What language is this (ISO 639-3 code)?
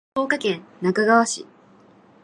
jpn